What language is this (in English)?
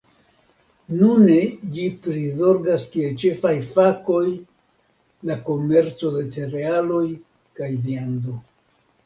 Esperanto